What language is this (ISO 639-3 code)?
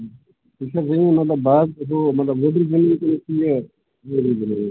kas